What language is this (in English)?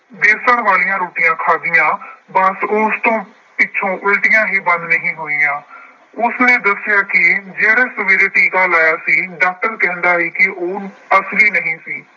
Punjabi